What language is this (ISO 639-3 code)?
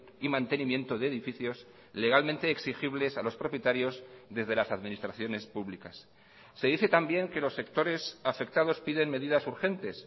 spa